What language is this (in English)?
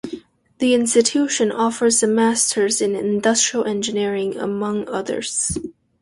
English